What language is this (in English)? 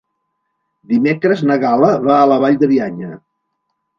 Catalan